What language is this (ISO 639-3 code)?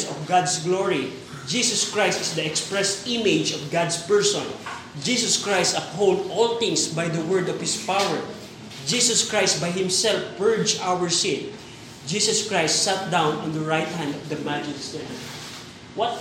fil